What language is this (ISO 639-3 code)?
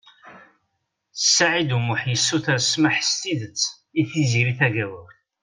kab